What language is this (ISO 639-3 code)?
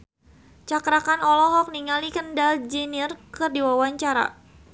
sun